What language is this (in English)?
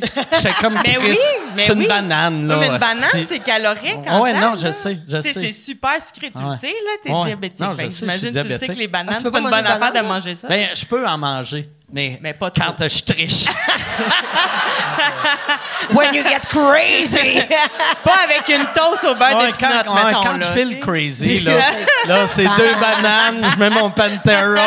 French